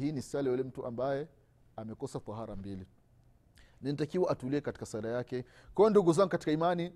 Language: Swahili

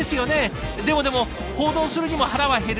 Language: Japanese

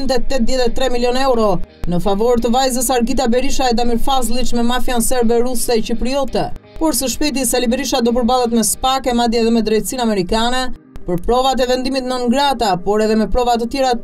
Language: Romanian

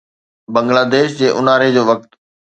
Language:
Sindhi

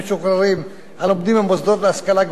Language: Hebrew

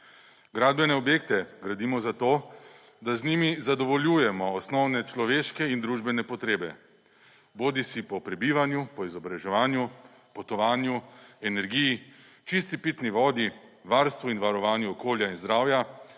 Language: Slovenian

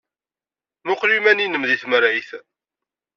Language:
Kabyle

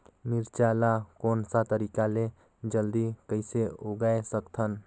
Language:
Chhattisgarhi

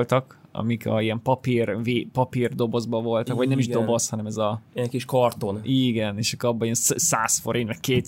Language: Hungarian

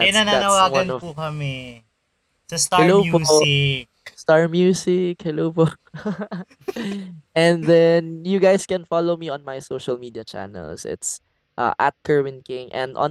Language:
Filipino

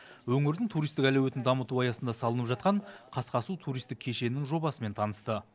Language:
Kazakh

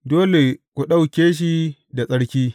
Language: Hausa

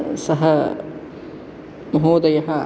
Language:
Sanskrit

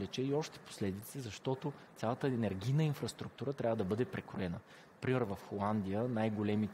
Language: Bulgarian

